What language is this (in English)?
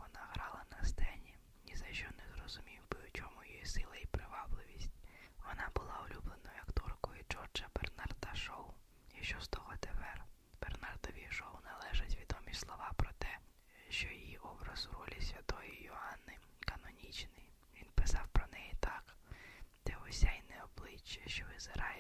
Ukrainian